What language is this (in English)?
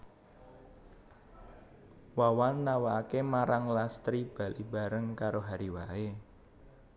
Javanese